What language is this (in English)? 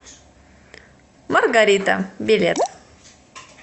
Russian